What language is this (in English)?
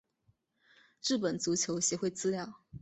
Chinese